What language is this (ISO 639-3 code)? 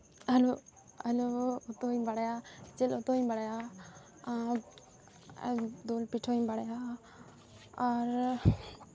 sat